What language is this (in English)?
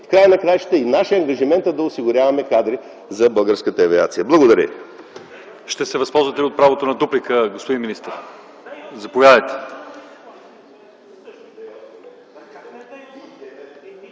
Bulgarian